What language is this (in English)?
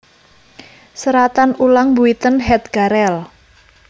Javanese